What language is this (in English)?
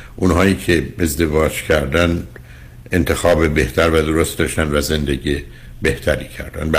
Persian